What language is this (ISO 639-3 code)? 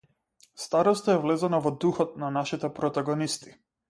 mkd